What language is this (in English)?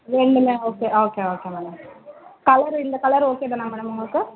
Tamil